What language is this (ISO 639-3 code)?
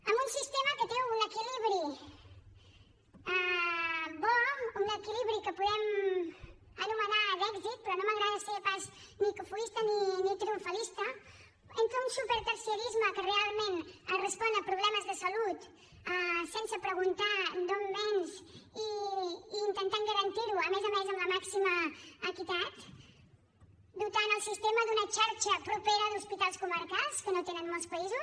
cat